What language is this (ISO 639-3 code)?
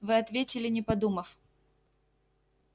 rus